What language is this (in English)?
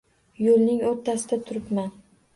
Uzbek